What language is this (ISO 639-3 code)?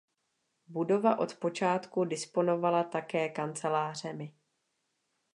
ces